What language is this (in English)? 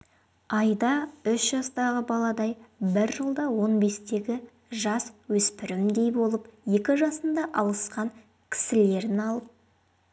Kazakh